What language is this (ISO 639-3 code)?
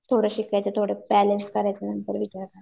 mar